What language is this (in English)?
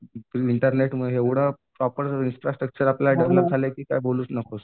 Marathi